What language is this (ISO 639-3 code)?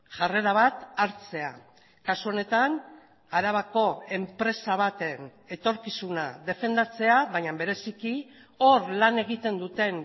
eus